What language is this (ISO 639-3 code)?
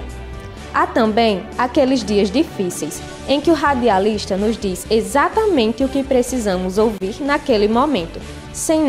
por